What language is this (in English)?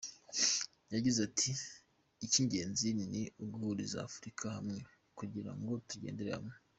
Kinyarwanda